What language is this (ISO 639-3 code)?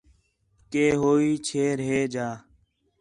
xhe